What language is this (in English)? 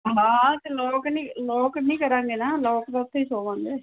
Punjabi